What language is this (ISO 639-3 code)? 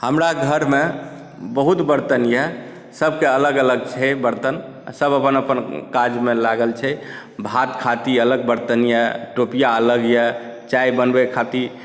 mai